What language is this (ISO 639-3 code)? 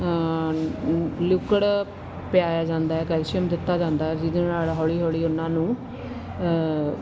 pan